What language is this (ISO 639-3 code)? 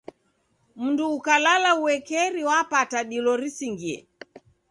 dav